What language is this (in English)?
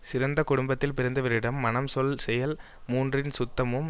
Tamil